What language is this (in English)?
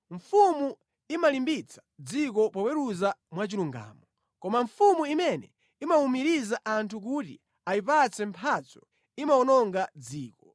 Nyanja